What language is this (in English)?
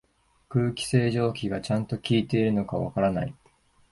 Japanese